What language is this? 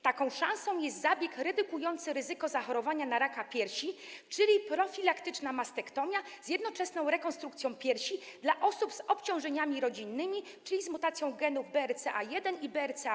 Polish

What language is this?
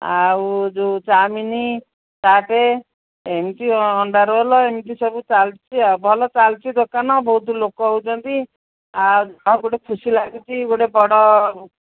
Odia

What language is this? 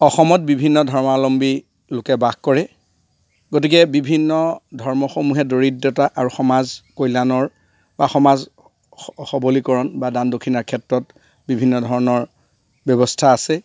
Assamese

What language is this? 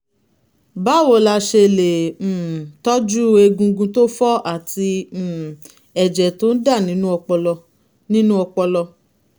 Yoruba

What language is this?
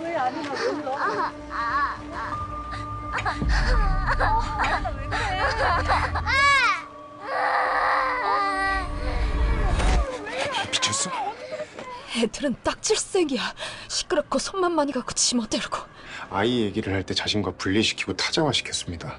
Korean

